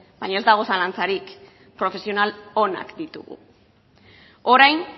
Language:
Basque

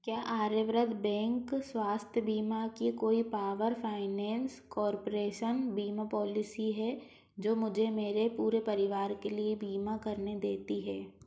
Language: Hindi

